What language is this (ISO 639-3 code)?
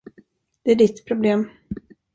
swe